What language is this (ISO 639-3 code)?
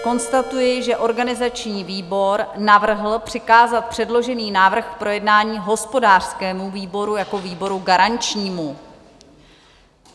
ces